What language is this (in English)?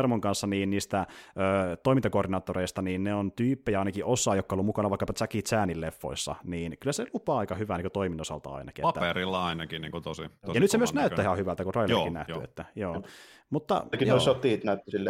Finnish